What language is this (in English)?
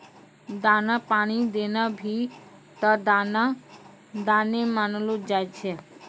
Maithili